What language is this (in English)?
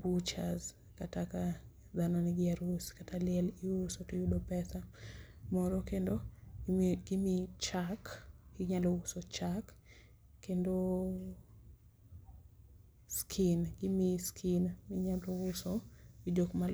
Luo (Kenya and Tanzania)